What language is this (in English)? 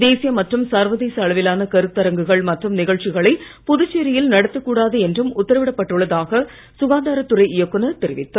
Tamil